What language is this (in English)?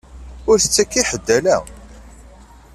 Kabyle